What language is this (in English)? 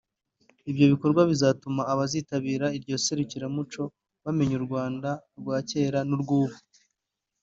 Kinyarwanda